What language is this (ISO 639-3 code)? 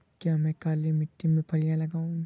hin